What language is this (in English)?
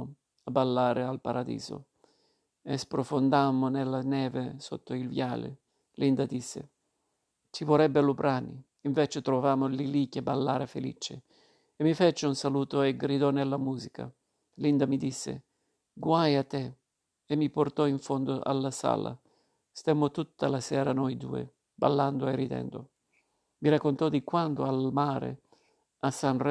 Italian